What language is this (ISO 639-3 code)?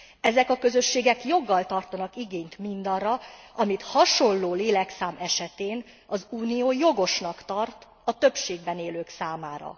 hun